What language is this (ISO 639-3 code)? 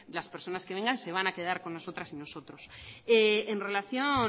spa